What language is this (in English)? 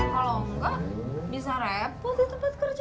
Indonesian